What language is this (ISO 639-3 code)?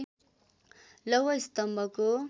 nep